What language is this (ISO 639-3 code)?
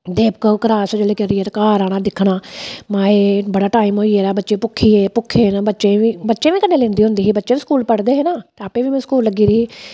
doi